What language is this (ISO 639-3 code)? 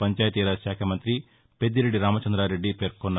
tel